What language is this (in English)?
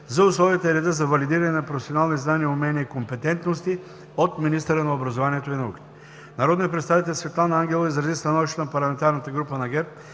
Bulgarian